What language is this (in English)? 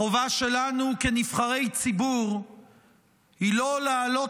Hebrew